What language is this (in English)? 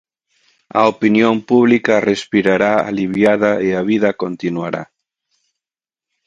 Galician